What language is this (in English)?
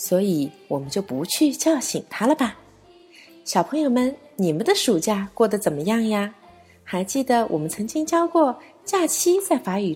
Chinese